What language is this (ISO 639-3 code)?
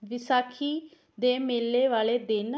pan